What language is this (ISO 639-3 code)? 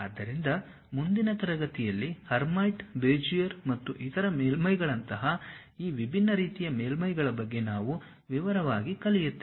kan